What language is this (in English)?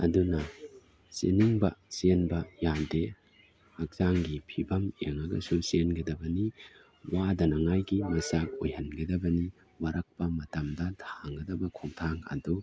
Manipuri